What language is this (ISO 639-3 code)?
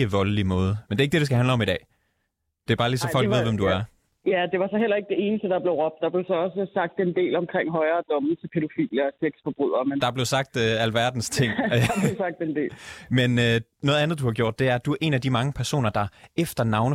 dan